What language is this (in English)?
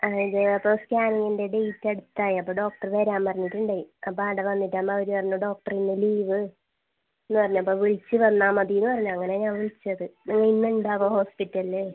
Malayalam